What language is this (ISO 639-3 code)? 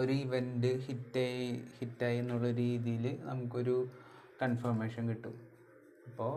mal